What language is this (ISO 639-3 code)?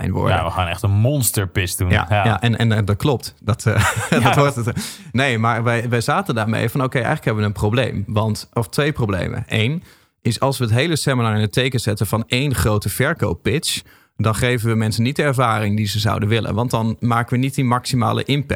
nld